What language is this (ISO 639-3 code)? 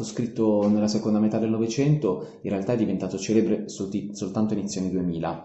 ita